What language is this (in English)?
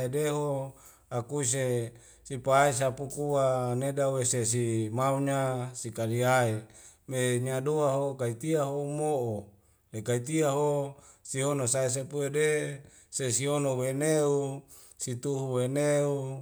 Wemale